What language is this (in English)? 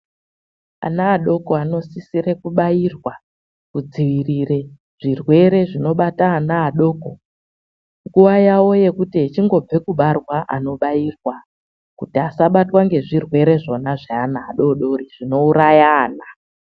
Ndau